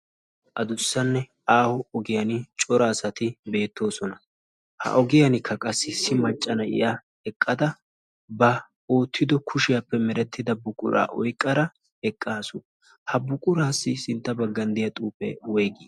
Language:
Wolaytta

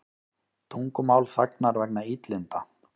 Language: Icelandic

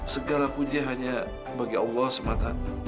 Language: Indonesian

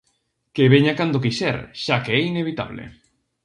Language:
Galician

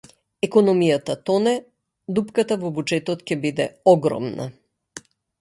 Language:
Macedonian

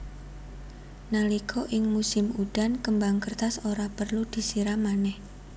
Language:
Javanese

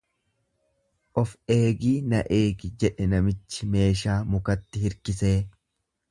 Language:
Oromo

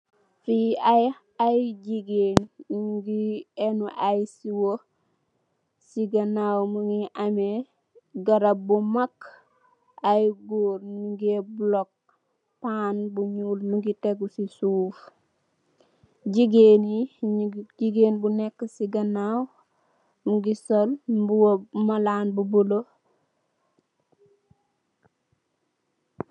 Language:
Wolof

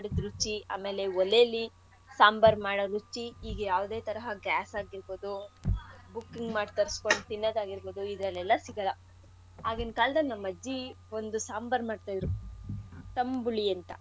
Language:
Kannada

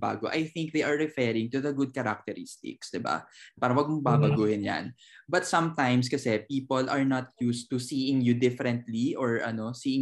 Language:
Filipino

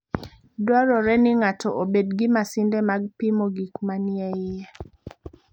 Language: Luo (Kenya and Tanzania)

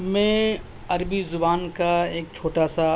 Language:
Urdu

